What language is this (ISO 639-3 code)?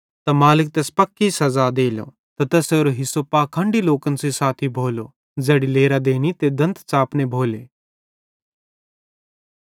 bhd